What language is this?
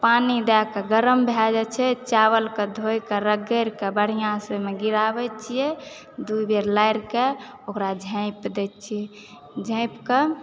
Maithili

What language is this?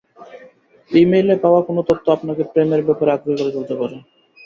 Bangla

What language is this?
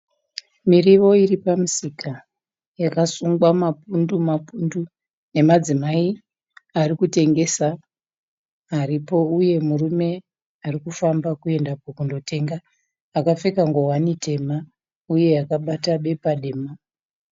Shona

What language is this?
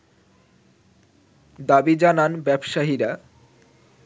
Bangla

